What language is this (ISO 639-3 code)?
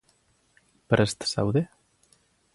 eus